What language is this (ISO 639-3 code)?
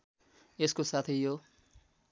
nep